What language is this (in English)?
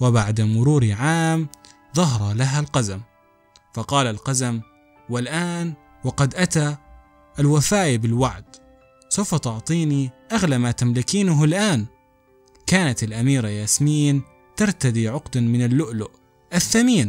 Arabic